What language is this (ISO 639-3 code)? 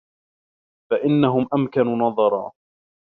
ara